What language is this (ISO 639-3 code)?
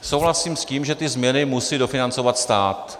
ces